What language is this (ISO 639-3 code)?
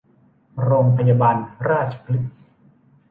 tha